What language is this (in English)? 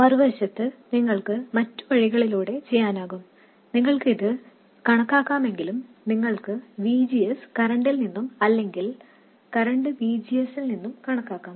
Malayalam